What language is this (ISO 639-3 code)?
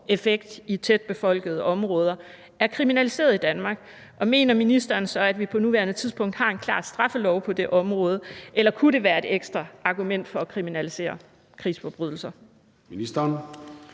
dan